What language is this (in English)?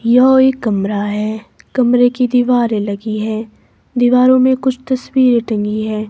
Hindi